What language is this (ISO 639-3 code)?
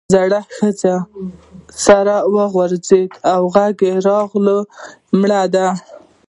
pus